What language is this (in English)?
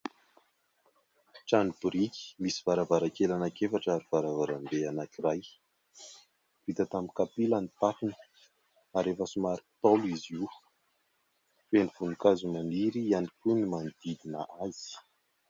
Malagasy